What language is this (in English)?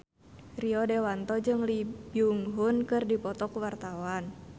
Sundanese